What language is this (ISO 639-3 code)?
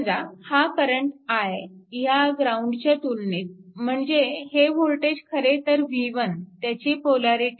mar